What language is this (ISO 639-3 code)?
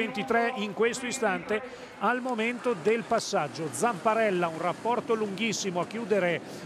ita